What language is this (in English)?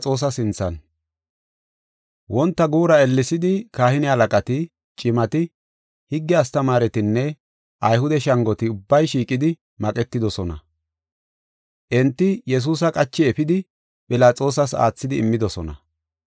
Gofa